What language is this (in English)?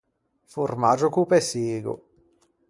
Ligurian